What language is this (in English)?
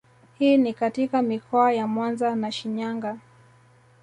Swahili